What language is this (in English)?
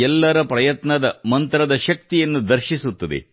Kannada